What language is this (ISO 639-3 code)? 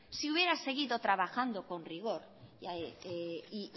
spa